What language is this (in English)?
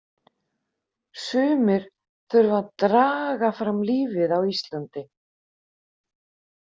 Icelandic